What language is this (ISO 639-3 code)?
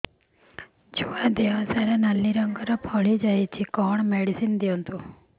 ori